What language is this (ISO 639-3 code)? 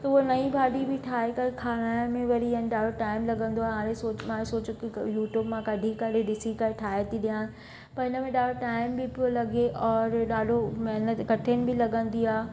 snd